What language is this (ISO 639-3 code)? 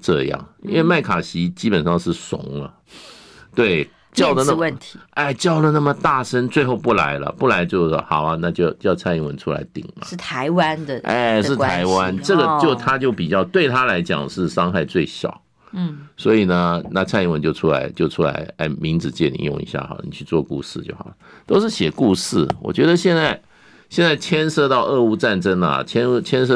zho